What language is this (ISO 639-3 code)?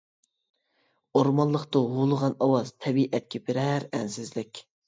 uig